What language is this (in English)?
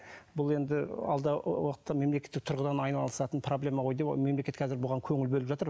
Kazakh